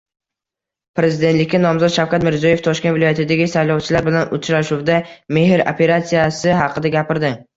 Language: Uzbek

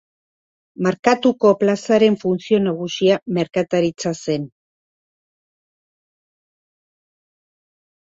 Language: Basque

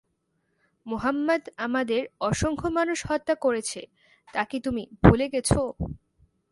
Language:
Bangla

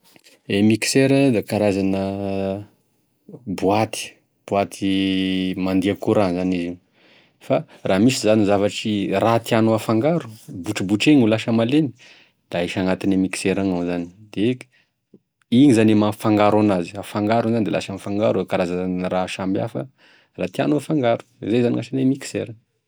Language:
Tesaka Malagasy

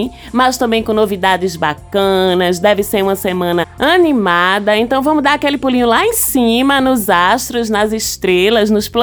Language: Portuguese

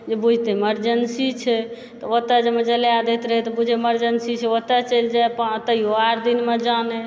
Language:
Maithili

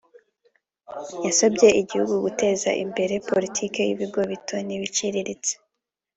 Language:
Kinyarwanda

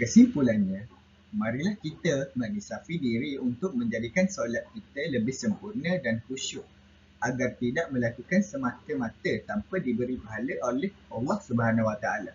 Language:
Malay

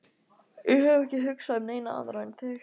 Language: Icelandic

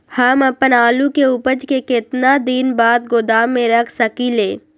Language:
Magahi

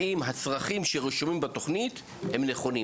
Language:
Hebrew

